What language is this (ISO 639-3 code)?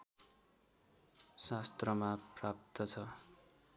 nep